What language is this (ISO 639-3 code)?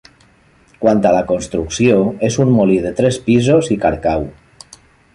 cat